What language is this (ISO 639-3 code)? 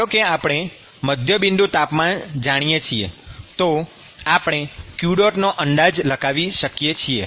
guj